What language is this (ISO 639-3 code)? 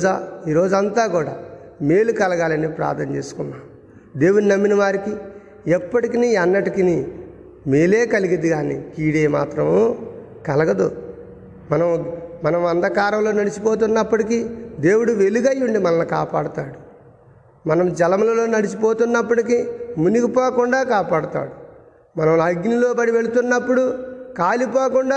tel